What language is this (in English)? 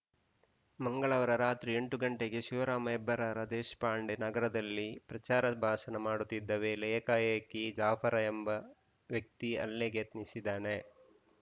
Kannada